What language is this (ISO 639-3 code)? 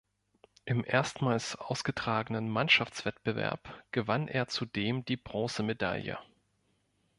deu